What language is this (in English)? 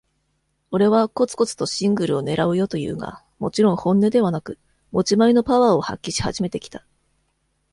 Japanese